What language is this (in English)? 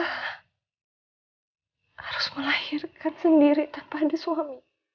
Indonesian